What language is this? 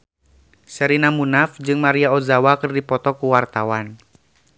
Sundanese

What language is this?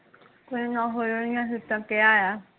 Punjabi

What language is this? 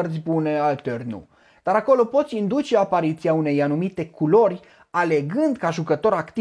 Romanian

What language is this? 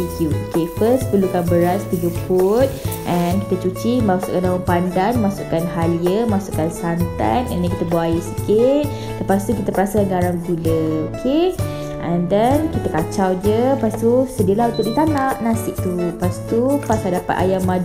Malay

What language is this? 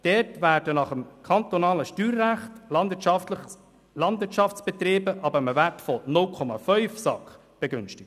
Swiss German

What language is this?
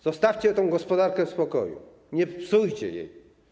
Polish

